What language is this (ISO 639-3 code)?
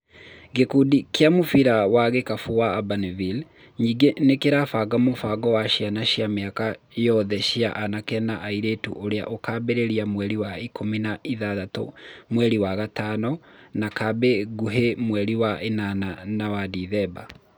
kik